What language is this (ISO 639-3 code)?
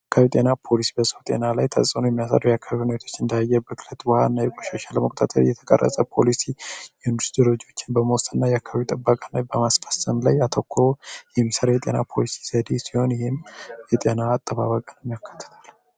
amh